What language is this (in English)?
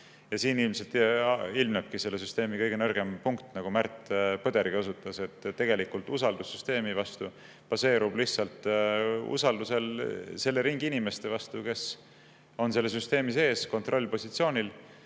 Estonian